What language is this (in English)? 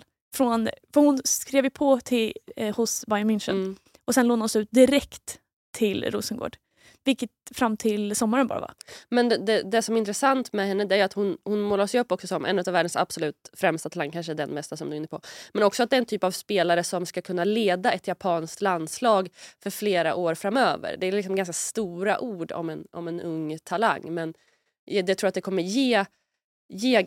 Swedish